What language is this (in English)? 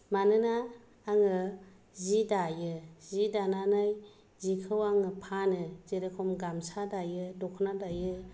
Bodo